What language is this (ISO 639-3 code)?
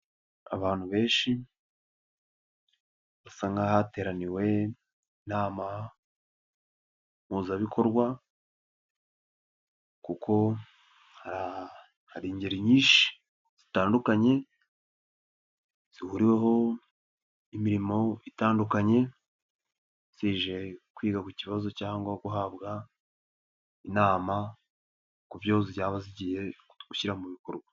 kin